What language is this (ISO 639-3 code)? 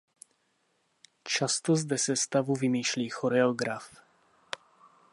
ces